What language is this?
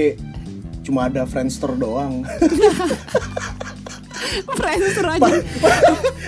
Indonesian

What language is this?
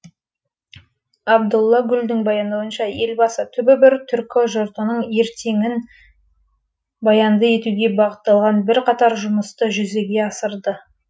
Kazakh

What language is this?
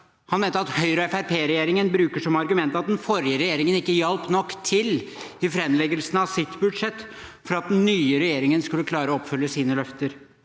Norwegian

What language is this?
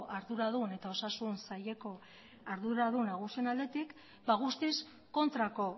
Basque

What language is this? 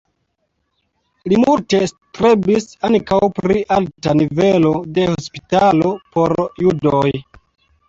Esperanto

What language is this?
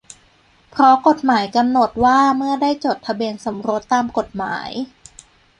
Thai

